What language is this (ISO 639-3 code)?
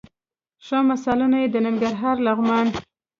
pus